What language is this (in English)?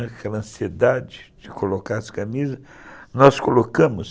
Portuguese